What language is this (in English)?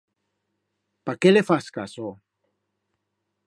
Aragonese